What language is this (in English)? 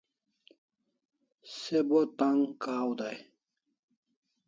Kalasha